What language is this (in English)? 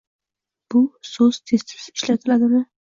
Uzbek